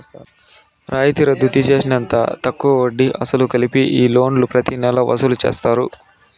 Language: Telugu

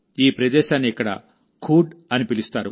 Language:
Telugu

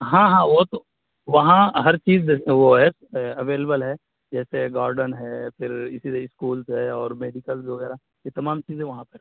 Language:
Urdu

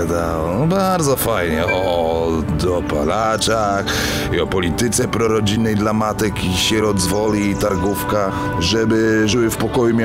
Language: Polish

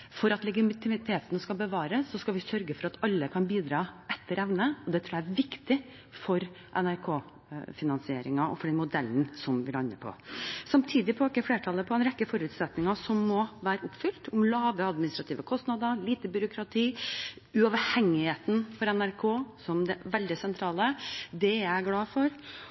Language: Norwegian Bokmål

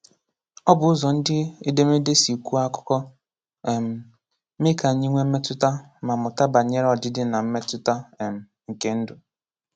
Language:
Igbo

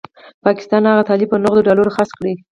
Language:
Pashto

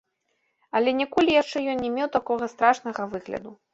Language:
Belarusian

